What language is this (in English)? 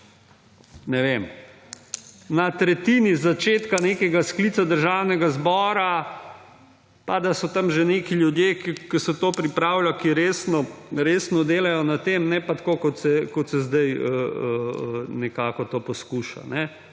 Slovenian